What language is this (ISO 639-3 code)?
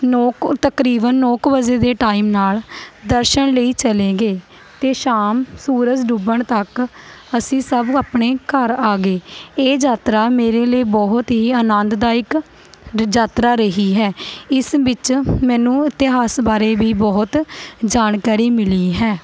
pan